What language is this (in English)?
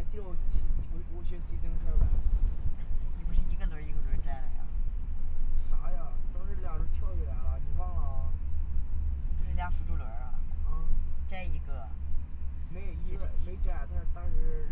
Chinese